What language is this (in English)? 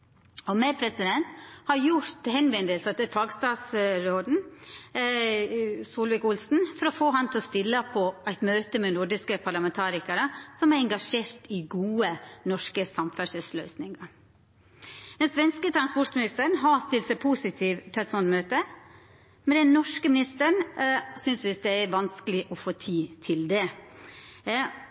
Norwegian Nynorsk